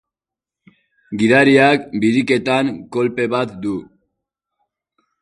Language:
Basque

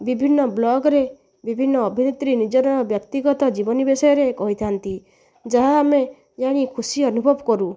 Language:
Odia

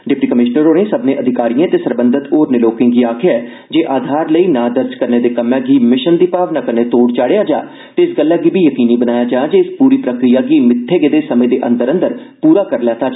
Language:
Dogri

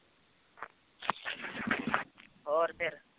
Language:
Punjabi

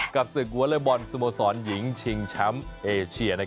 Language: Thai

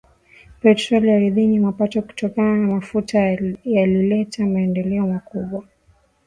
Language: Swahili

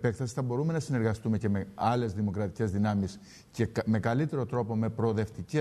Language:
Greek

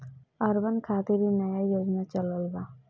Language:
Bhojpuri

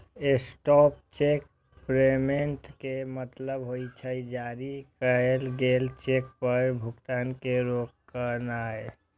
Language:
Maithili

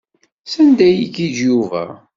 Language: Kabyle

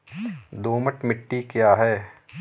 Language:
Hindi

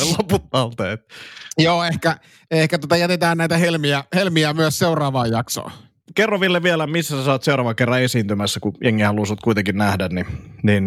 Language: Finnish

